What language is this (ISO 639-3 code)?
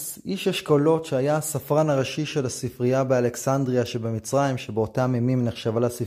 heb